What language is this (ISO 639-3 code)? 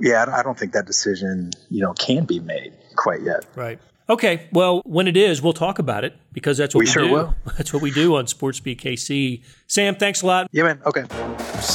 eng